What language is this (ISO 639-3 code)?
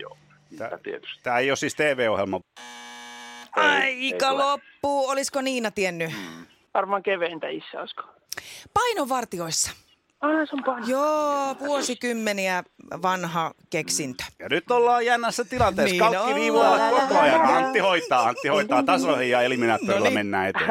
fin